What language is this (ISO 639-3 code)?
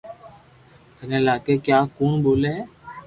lrk